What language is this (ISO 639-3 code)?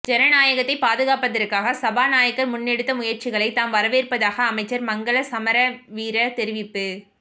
tam